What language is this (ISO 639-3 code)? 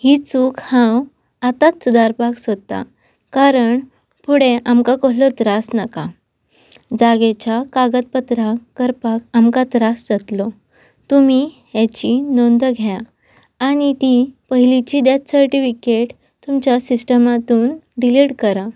kok